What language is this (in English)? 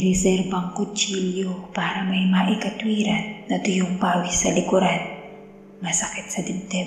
Filipino